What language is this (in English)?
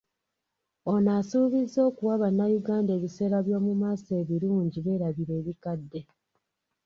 Ganda